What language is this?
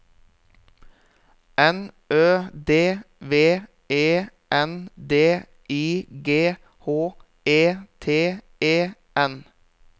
Norwegian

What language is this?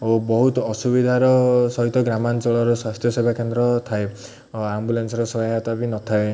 Odia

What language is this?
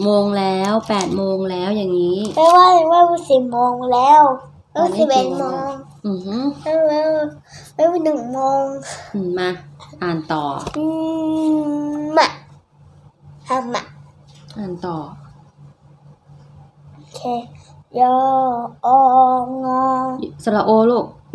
Thai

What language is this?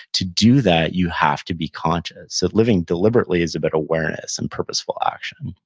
English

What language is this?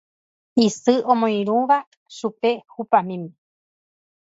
Guarani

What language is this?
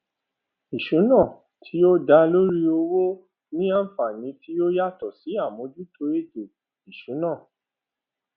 Yoruba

